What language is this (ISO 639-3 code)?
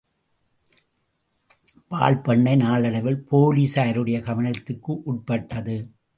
tam